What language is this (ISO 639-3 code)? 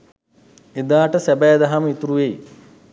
sin